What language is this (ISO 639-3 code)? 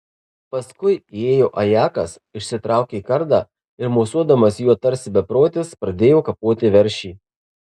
lit